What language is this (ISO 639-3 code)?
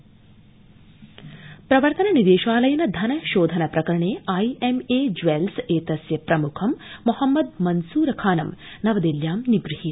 san